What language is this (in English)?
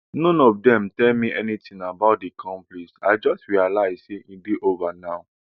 Nigerian Pidgin